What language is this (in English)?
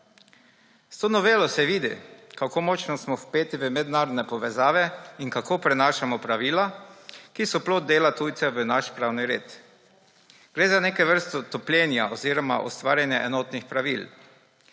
Slovenian